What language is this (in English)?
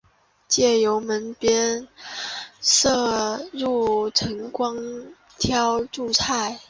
Chinese